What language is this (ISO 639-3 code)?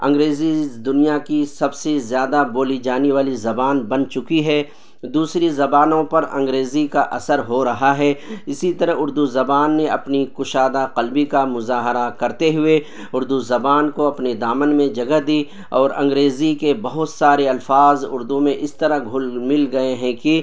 urd